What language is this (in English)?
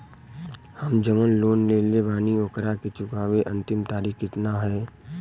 Bhojpuri